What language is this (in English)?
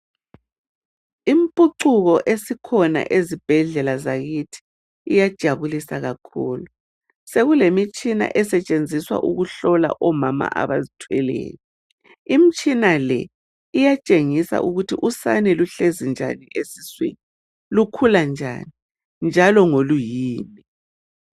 North Ndebele